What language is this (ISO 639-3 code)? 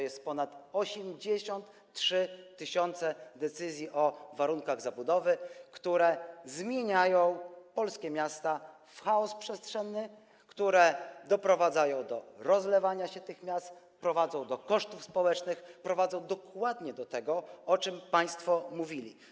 pol